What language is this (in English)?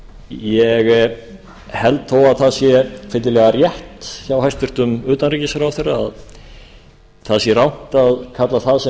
Icelandic